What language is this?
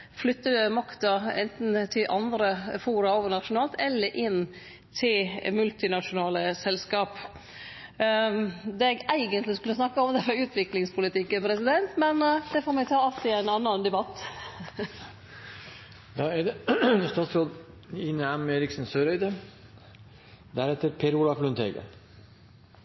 Norwegian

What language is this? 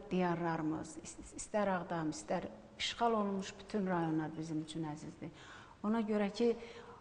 Turkish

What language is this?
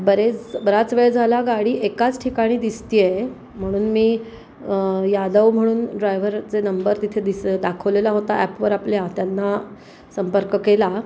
Marathi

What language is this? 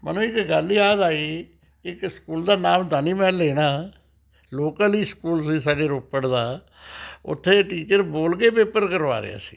Punjabi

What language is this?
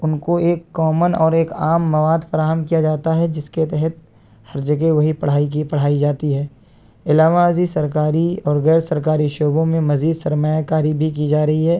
Urdu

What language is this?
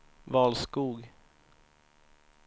Swedish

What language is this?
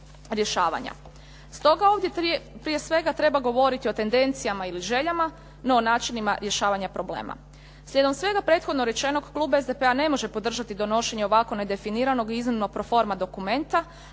Croatian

